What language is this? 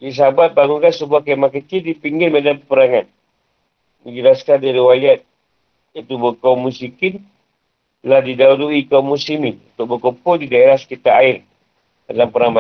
Malay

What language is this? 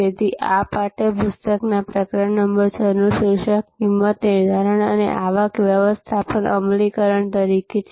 Gujarati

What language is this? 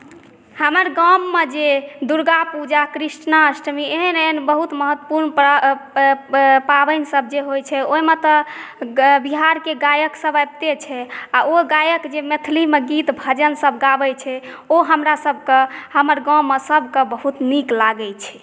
Maithili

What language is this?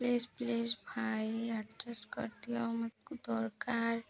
Odia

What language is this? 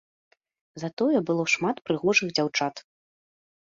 Belarusian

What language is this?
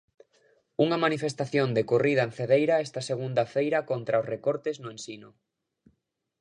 Galician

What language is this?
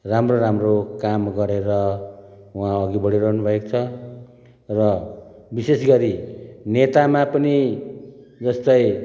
Nepali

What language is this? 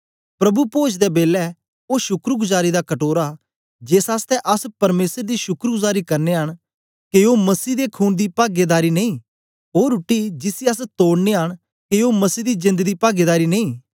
Dogri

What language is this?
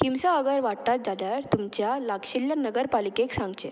Konkani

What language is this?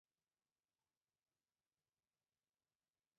Chinese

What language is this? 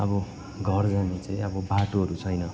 Nepali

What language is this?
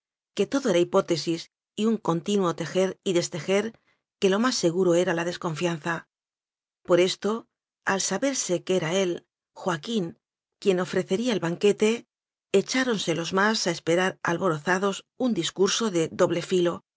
Spanish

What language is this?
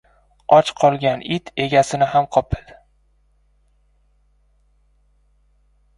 Uzbek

